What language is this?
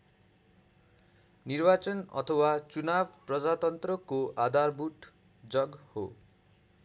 Nepali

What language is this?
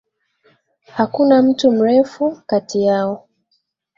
Swahili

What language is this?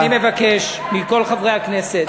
Hebrew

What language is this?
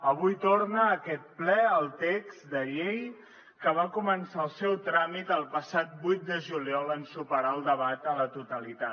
Catalan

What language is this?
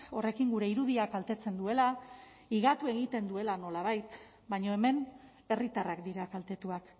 Basque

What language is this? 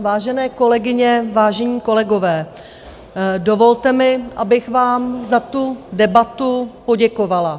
Czech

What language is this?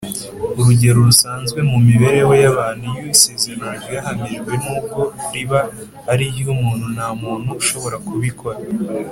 Kinyarwanda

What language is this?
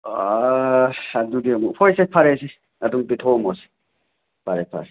Manipuri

